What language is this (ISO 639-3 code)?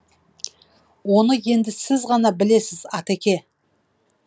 kaz